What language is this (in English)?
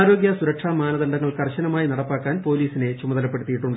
Malayalam